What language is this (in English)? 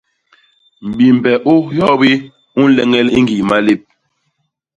Basaa